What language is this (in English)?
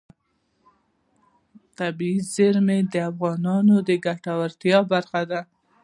Pashto